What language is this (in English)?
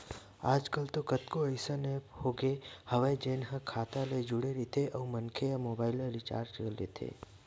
Chhattisgarhi